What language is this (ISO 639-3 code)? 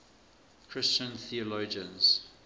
eng